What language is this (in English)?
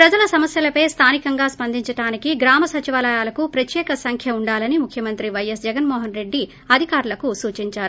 Telugu